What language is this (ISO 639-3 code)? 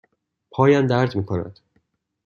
fas